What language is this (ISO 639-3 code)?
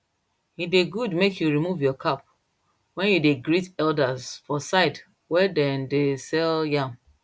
pcm